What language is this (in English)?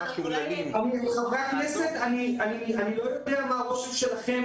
Hebrew